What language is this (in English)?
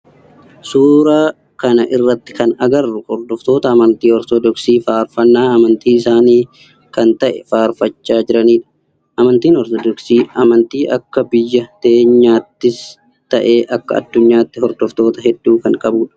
Oromo